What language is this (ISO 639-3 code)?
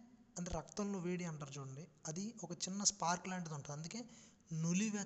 tel